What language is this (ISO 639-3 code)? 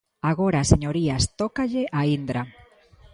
glg